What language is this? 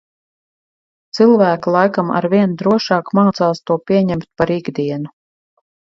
Latvian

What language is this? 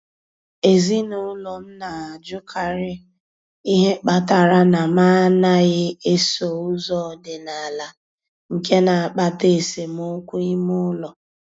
Igbo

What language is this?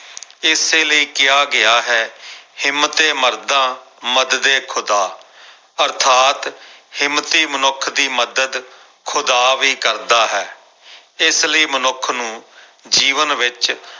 Punjabi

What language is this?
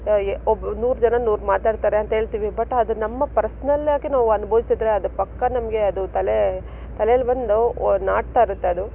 Kannada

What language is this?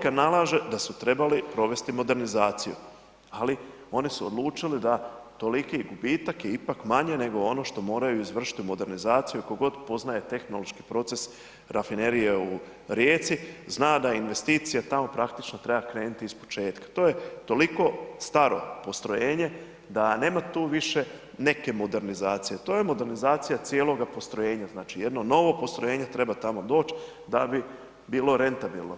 Croatian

